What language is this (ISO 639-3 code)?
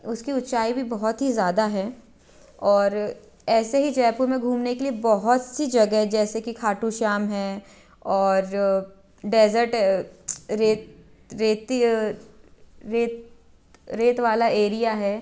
hin